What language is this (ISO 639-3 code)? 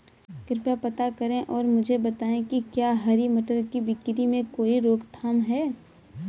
hin